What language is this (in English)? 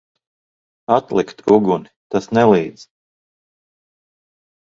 Latvian